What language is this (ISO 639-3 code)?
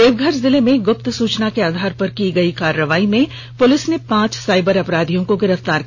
hin